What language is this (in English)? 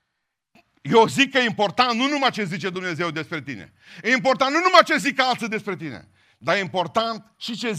Romanian